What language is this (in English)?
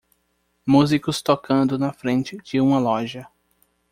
Portuguese